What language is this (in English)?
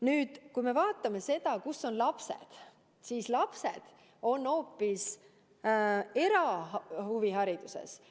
Estonian